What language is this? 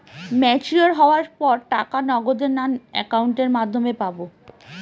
Bangla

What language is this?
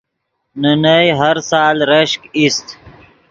Yidgha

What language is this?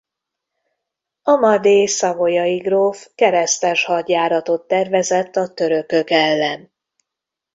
Hungarian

